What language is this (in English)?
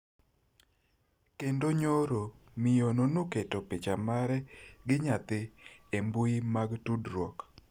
Luo (Kenya and Tanzania)